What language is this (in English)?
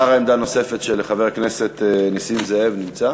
Hebrew